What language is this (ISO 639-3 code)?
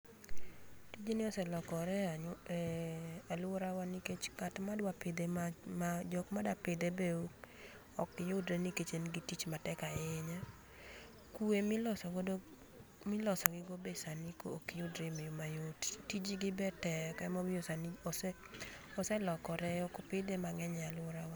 luo